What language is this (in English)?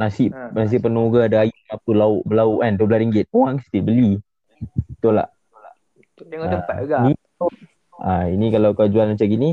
Malay